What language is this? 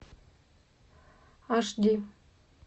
Russian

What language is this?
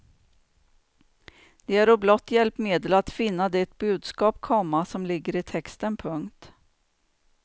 Swedish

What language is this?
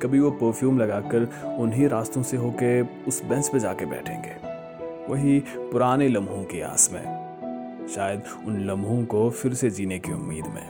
Urdu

